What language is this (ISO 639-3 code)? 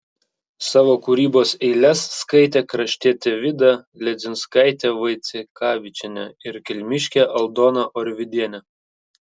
lit